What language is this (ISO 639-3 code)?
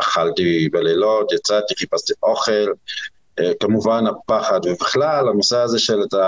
heb